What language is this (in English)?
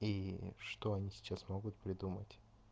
Russian